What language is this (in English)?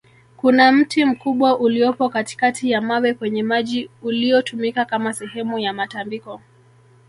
Swahili